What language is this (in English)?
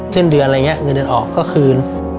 Thai